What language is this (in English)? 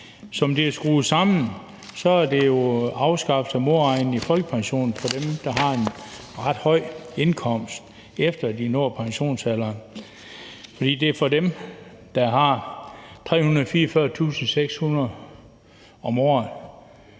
Danish